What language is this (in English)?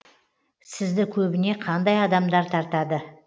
Kazakh